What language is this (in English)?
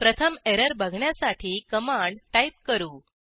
Marathi